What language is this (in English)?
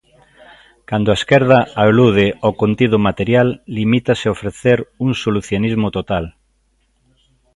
Galician